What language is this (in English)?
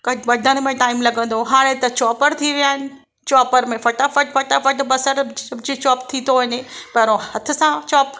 Sindhi